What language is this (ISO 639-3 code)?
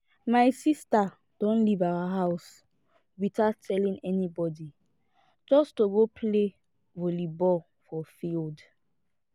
pcm